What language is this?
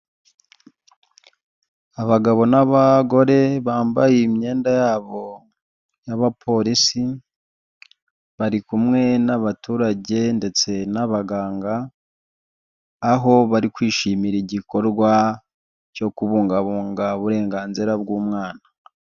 Kinyarwanda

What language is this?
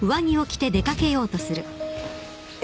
Japanese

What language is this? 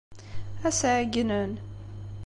Kabyle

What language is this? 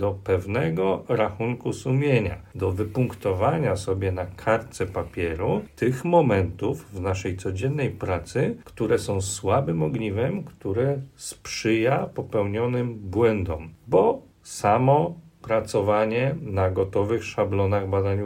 Polish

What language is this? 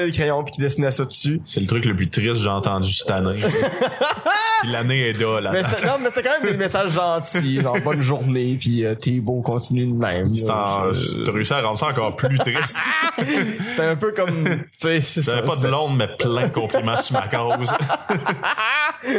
French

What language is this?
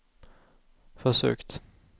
Swedish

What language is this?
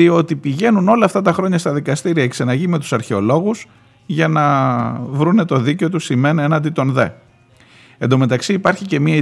Greek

